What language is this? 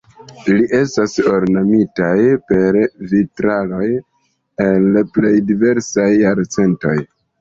Esperanto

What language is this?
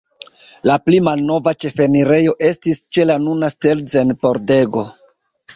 Esperanto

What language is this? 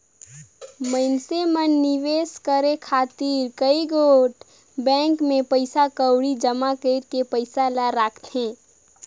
Chhattisgarhi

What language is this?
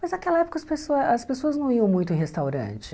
Portuguese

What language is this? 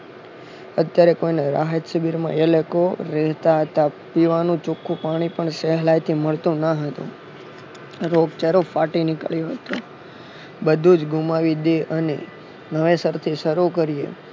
Gujarati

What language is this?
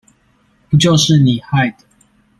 Chinese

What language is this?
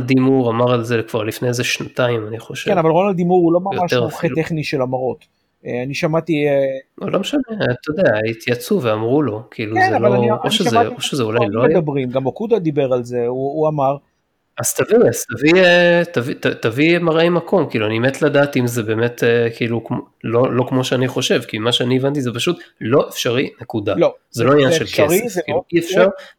Hebrew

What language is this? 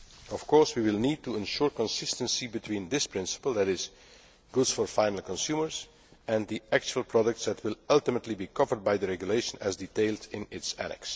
English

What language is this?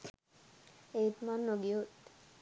Sinhala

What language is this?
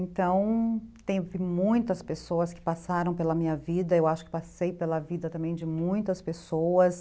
Portuguese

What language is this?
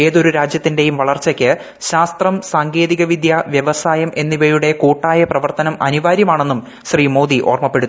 Malayalam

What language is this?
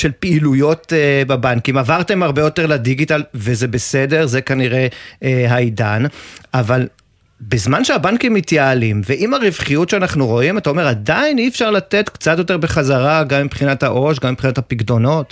Hebrew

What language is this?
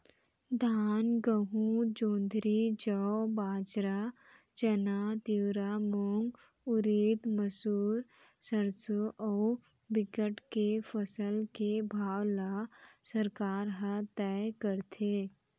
Chhattisgarhi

